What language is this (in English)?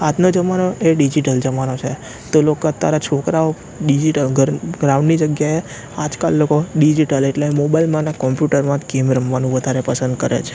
Gujarati